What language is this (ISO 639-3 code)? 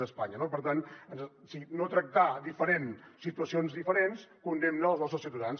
cat